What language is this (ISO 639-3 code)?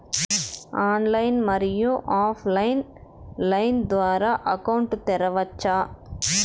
tel